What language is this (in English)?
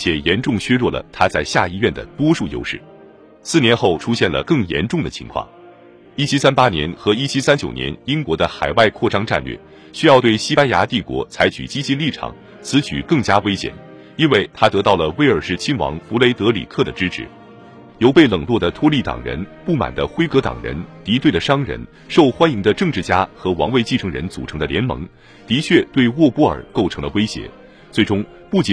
Chinese